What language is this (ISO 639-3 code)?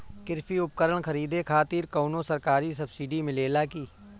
bho